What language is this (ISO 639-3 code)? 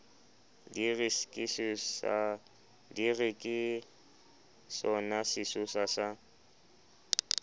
sot